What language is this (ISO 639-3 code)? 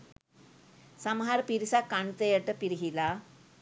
sin